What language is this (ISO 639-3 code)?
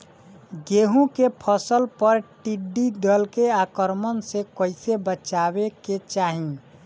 bho